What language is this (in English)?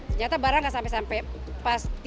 Indonesian